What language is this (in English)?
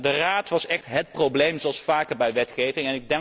Dutch